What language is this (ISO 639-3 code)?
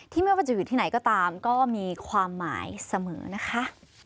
tha